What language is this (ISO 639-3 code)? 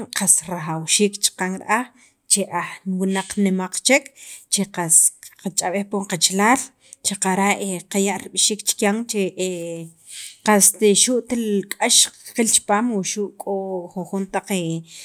quv